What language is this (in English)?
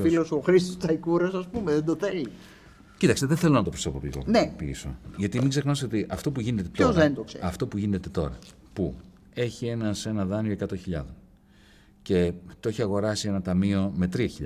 Greek